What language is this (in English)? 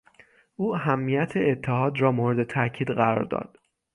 Persian